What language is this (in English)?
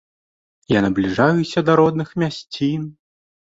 Belarusian